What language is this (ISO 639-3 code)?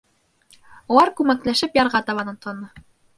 bak